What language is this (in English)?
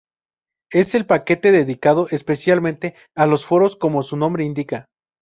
Spanish